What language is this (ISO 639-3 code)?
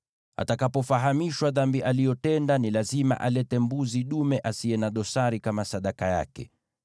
swa